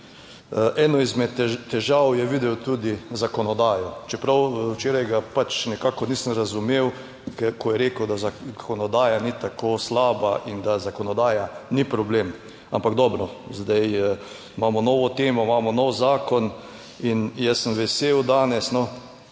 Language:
Slovenian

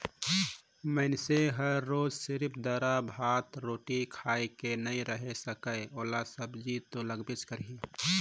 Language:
Chhattisgarhi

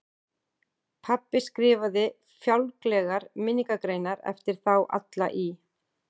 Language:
Icelandic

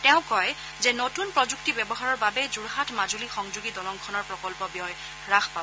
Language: Assamese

